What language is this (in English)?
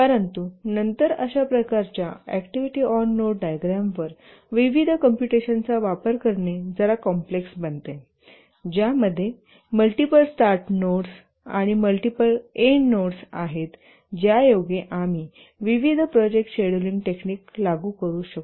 Marathi